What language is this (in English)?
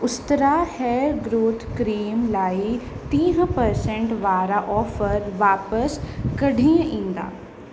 Sindhi